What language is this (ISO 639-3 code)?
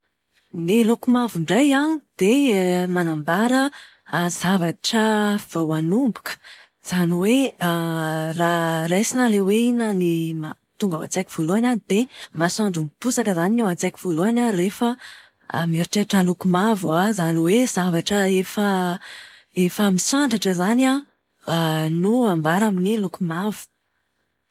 mlg